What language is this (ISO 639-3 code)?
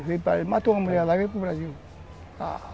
por